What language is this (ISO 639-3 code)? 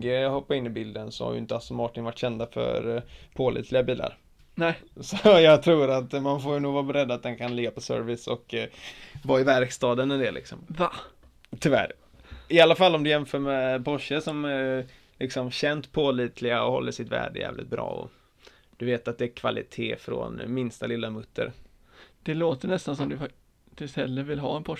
swe